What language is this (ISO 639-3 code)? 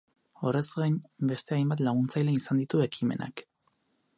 eus